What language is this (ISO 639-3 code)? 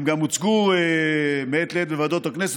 heb